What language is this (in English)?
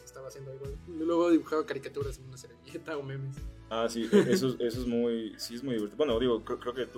Spanish